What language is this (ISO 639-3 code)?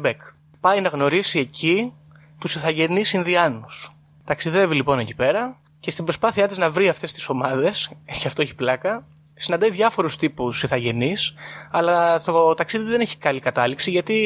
ell